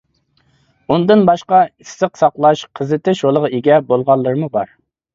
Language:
Uyghur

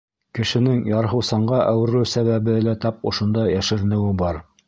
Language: Bashkir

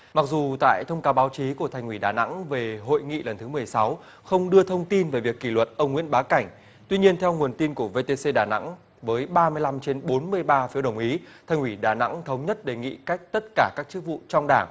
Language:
Vietnamese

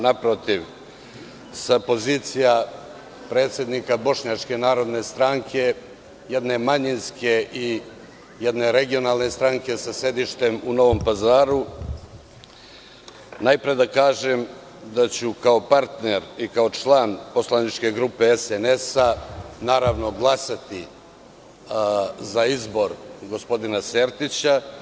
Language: Serbian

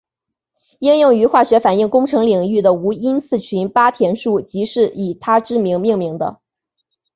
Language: Chinese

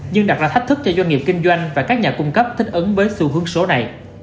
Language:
Vietnamese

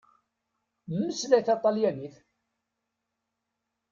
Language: Kabyle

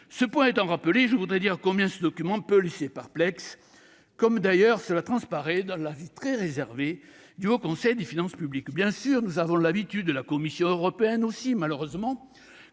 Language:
French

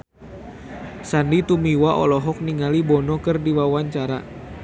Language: Sundanese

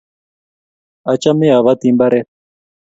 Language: Kalenjin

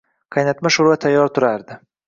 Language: Uzbek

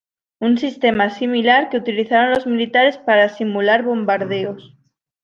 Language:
Spanish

